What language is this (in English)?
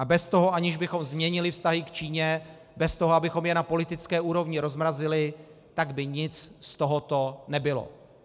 Czech